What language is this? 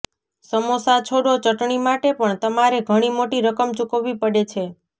Gujarati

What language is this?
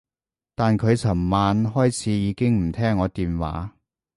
Cantonese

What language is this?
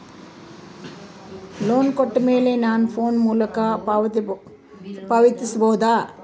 Kannada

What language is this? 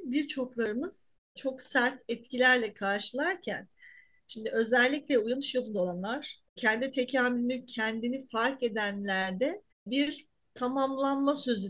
Turkish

